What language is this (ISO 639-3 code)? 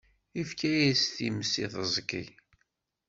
kab